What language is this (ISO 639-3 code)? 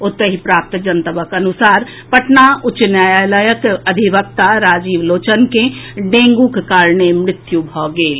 mai